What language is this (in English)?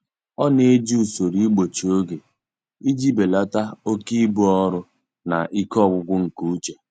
Igbo